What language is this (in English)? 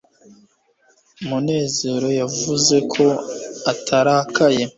Kinyarwanda